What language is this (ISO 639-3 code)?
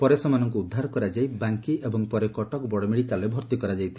ori